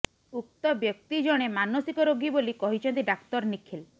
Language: Odia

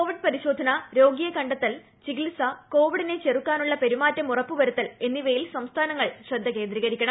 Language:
Malayalam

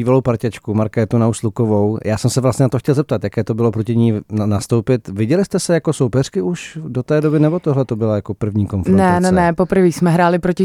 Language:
Czech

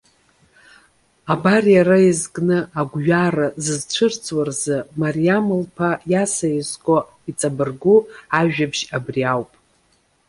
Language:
Abkhazian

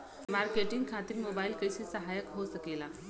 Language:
Bhojpuri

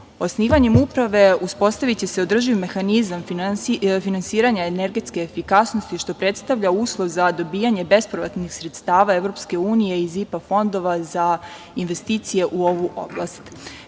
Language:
Serbian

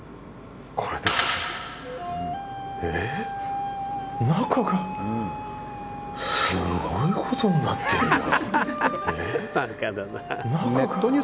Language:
Japanese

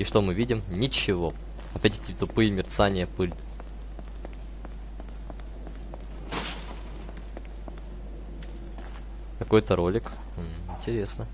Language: Russian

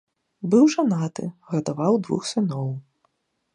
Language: Belarusian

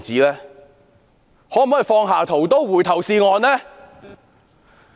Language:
Cantonese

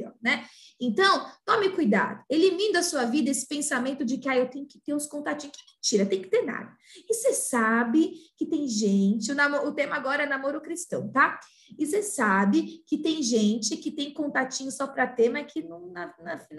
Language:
Portuguese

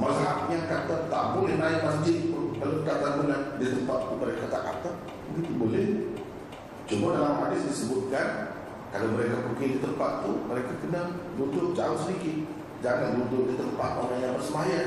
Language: Malay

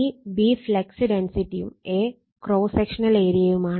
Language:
Malayalam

